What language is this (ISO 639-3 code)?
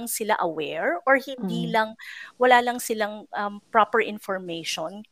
fil